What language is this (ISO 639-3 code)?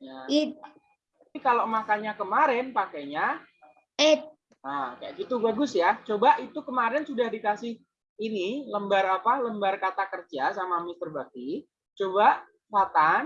ind